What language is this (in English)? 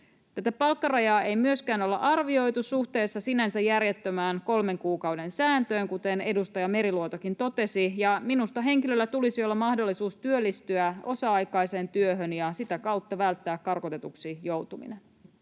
Finnish